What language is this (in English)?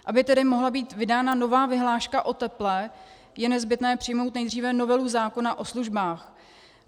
Czech